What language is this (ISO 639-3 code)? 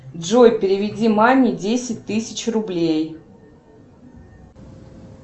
rus